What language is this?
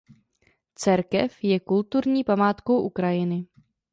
Czech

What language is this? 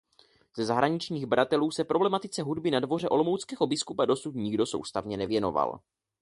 Czech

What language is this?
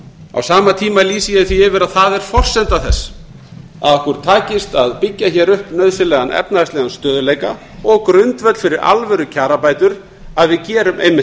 Icelandic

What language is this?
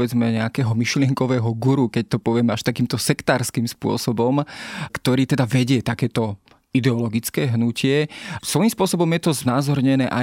Slovak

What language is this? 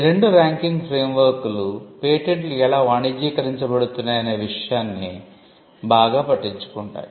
Telugu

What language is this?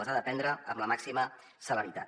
Catalan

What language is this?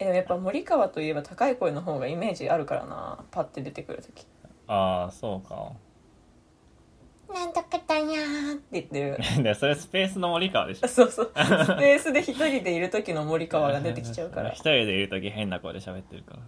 Japanese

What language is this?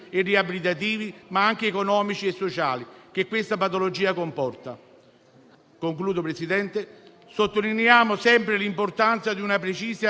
Italian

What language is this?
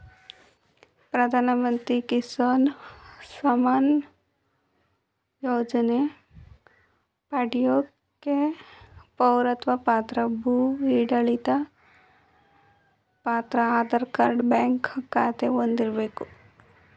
Kannada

